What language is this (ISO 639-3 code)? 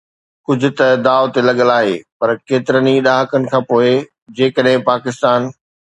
snd